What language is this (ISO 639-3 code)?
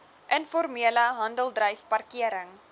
afr